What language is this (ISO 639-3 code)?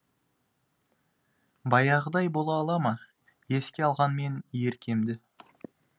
kaz